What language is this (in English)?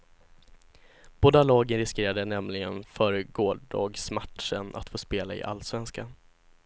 Swedish